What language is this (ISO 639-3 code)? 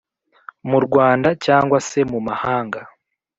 kin